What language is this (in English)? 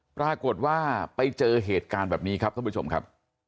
Thai